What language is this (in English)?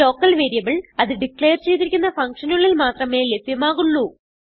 Malayalam